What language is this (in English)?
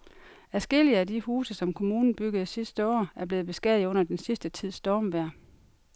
Danish